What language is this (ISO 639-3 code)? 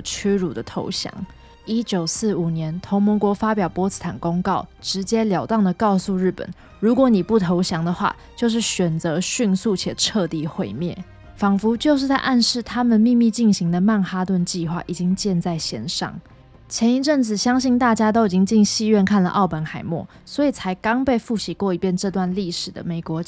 zho